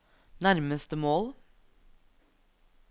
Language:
Norwegian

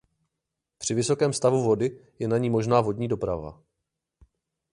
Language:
Czech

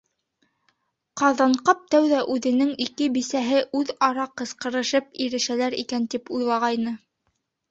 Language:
Bashkir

